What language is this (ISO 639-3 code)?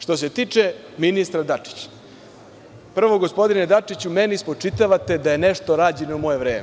srp